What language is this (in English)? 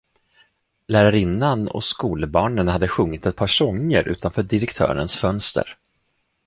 Swedish